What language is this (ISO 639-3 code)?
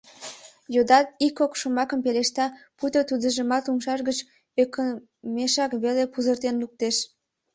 chm